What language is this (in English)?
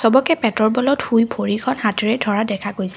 Assamese